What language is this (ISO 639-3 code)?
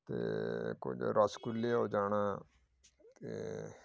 pan